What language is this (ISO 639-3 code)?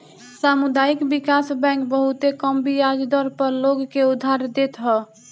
bho